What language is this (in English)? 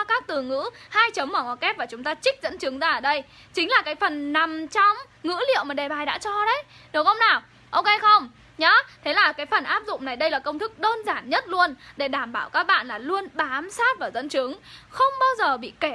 Vietnamese